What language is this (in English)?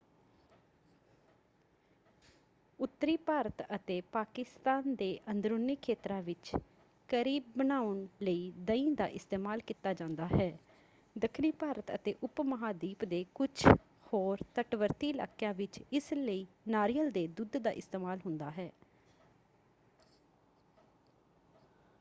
Punjabi